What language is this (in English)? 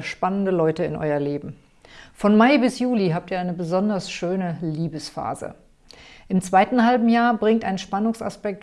German